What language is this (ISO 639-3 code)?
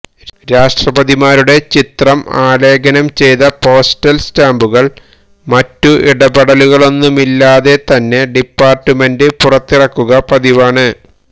mal